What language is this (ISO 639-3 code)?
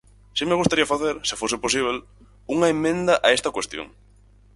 glg